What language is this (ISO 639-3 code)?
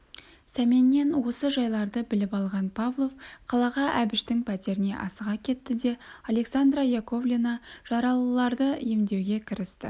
kaz